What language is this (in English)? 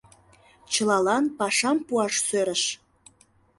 Mari